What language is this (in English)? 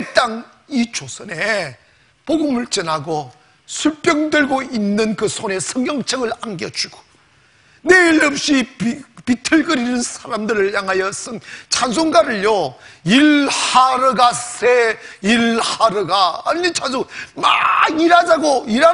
Korean